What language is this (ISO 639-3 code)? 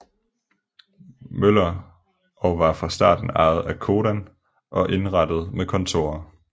dan